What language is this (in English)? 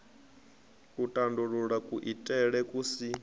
Venda